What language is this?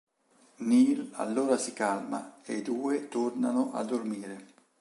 Italian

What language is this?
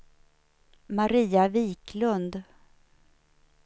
Swedish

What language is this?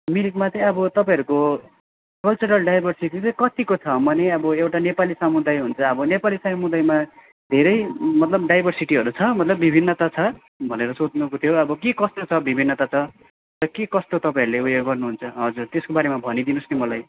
Nepali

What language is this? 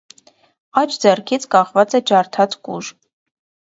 Armenian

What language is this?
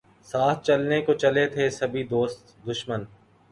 Urdu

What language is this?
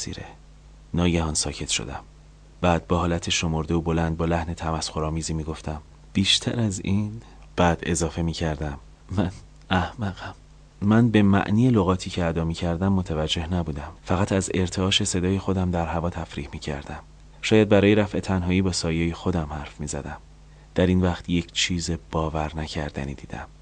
Persian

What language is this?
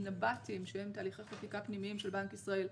Hebrew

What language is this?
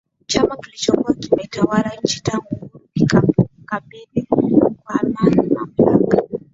Swahili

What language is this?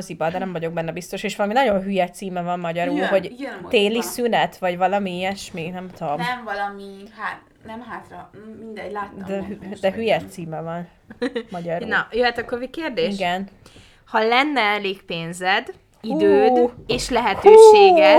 Hungarian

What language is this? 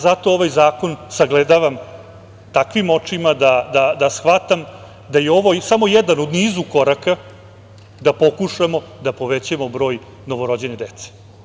Serbian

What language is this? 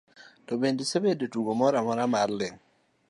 Luo (Kenya and Tanzania)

